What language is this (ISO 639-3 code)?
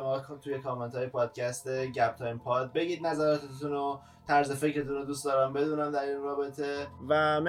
fas